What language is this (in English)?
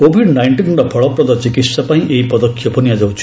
Odia